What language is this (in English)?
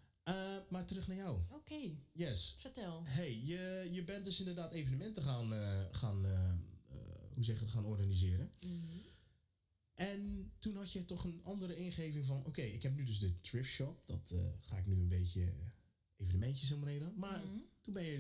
Dutch